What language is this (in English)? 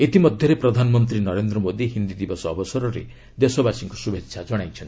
Odia